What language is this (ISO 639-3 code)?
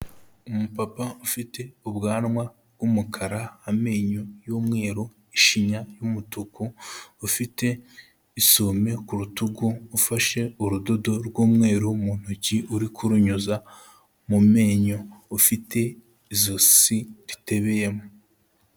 kin